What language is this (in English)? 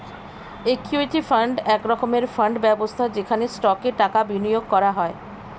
Bangla